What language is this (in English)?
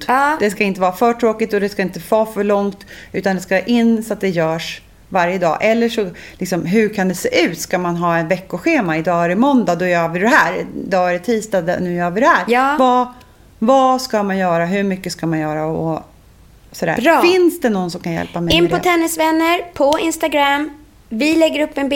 Swedish